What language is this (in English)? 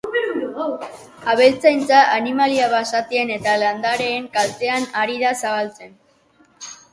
Basque